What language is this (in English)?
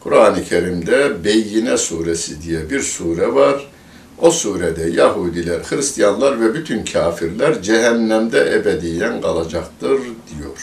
Turkish